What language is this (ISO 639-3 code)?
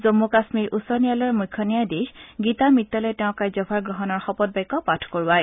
asm